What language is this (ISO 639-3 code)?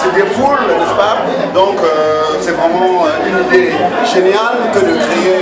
fra